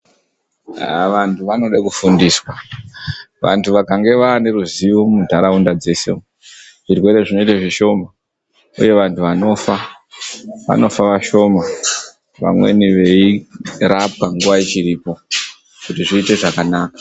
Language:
Ndau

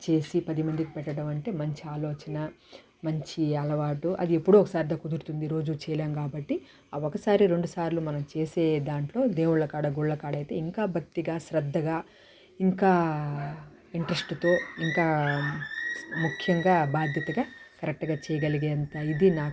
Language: Telugu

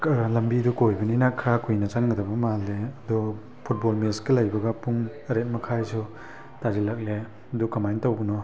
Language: Manipuri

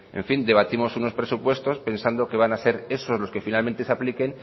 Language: Spanish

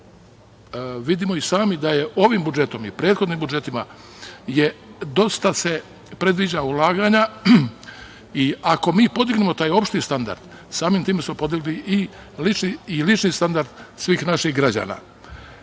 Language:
Serbian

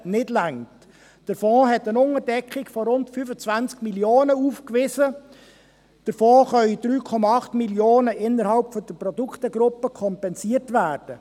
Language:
Swiss German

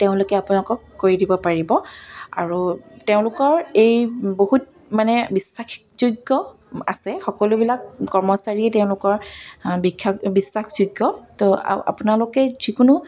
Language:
Assamese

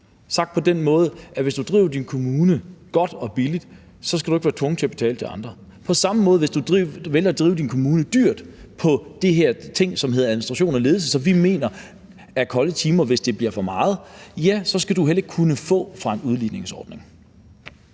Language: Danish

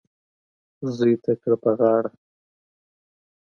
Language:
Pashto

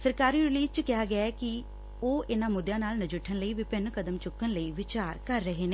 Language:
Punjabi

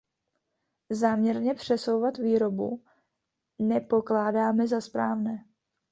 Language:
Czech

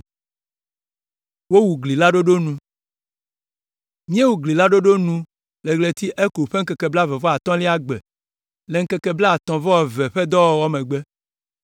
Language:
Ewe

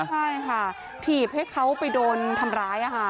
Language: Thai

